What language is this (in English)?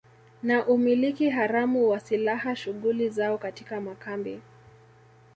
Swahili